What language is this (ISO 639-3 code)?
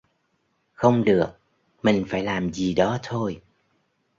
vie